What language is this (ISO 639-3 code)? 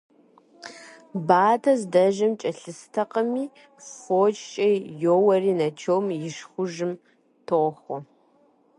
kbd